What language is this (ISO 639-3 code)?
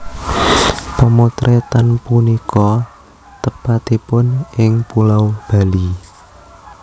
jav